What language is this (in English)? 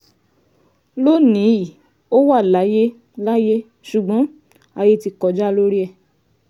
Yoruba